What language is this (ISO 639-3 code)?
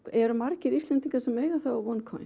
isl